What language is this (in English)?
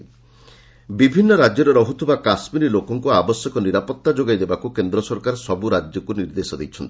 Odia